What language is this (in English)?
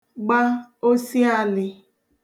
Igbo